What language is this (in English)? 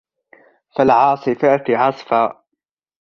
Arabic